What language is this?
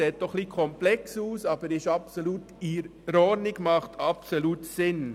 Swiss German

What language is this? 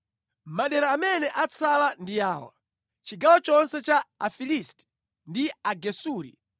Nyanja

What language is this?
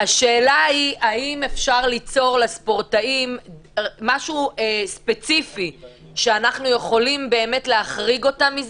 Hebrew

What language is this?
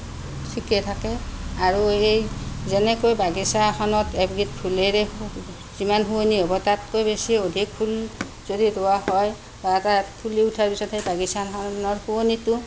Assamese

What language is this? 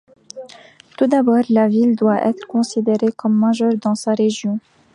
French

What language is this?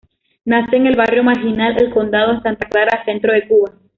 Spanish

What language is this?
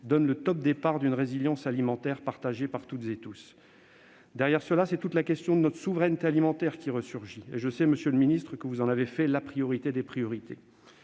French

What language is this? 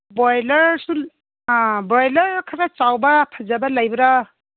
Manipuri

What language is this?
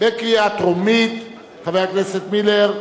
Hebrew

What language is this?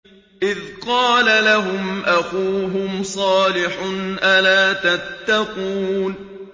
Arabic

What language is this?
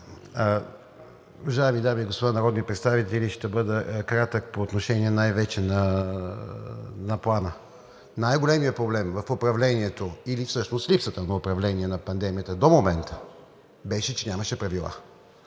Bulgarian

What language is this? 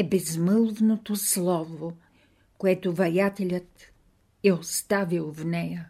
Bulgarian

